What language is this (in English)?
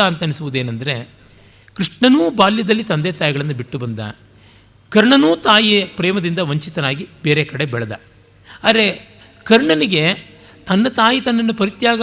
Kannada